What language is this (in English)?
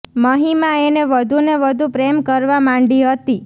Gujarati